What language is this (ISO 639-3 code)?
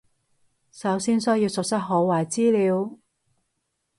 yue